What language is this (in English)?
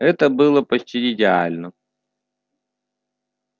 Russian